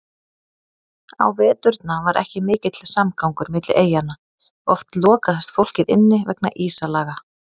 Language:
Icelandic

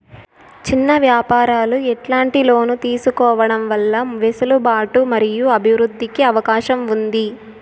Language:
Telugu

